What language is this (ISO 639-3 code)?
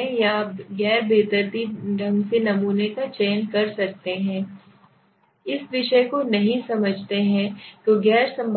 hin